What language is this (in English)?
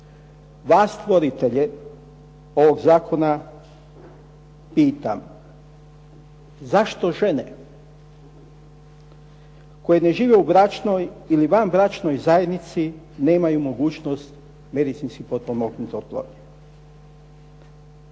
Croatian